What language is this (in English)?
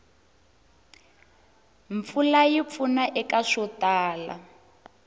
Tsonga